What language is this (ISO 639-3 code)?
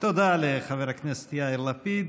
heb